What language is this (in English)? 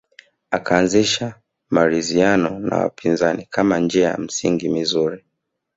Swahili